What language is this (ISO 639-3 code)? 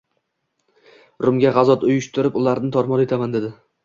uzb